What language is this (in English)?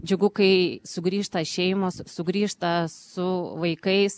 Lithuanian